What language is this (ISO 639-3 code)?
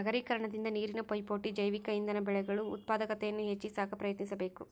kan